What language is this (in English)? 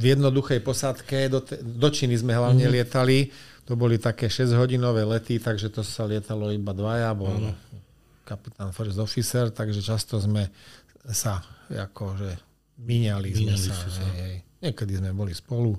Slovak